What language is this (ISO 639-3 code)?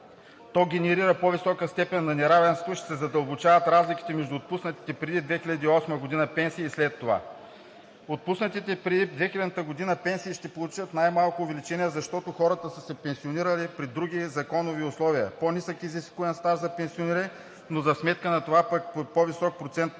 bul